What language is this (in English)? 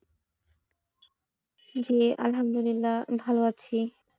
Bangla